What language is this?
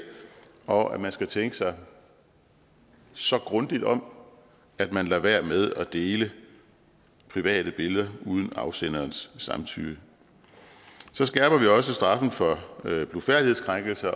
Danish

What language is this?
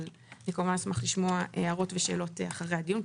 Hebrew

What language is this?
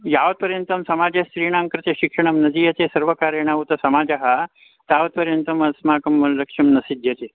Sanskrit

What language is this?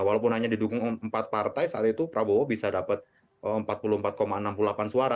Indonesian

